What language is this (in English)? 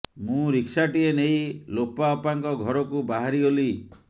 Odia